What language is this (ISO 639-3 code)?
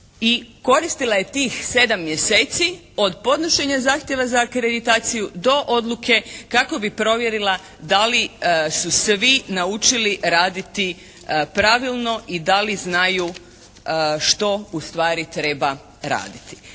hrv